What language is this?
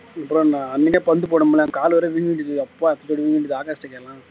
Tamil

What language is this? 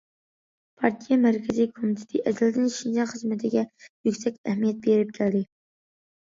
Uyghur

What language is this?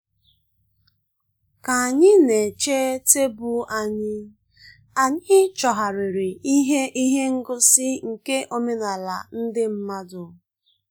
Igbo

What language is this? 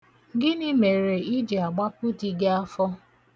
Igbo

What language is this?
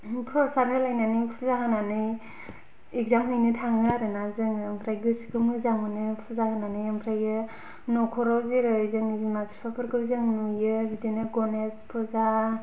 Bodo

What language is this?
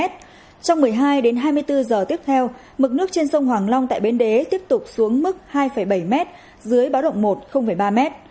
Vietnamese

